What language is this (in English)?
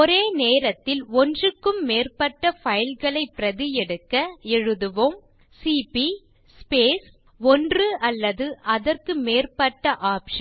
Tamil